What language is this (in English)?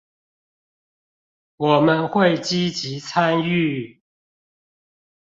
Chinese